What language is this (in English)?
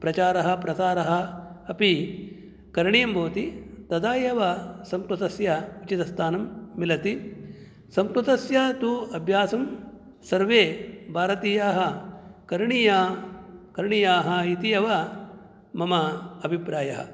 Sanskrit